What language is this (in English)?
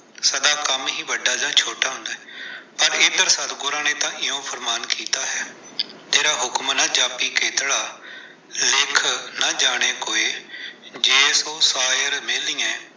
Punjabi